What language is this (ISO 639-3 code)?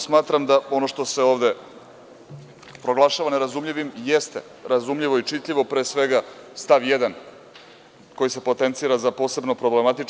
srp